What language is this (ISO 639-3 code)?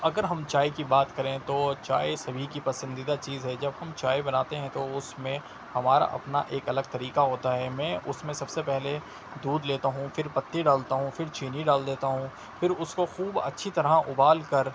urd